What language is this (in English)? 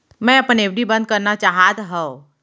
Chhattisgarhi